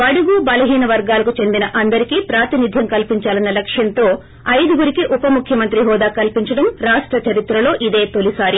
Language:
Telugu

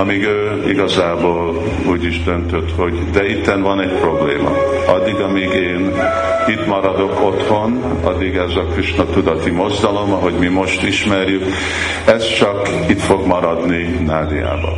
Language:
Hungarian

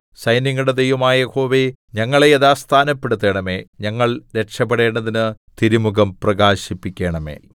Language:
Malayalam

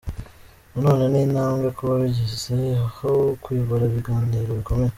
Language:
Kinyarwanda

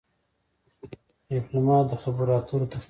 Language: Pashto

